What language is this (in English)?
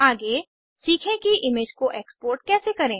Hindi